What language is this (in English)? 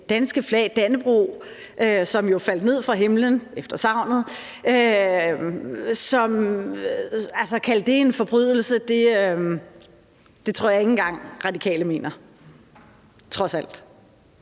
Danish